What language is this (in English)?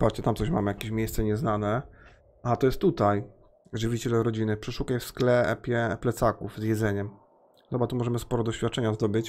Polish